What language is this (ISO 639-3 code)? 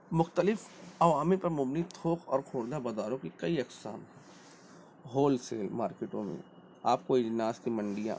urd